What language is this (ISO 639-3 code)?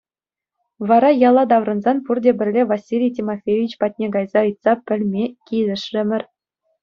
chv